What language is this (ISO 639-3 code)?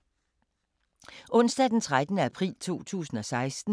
dan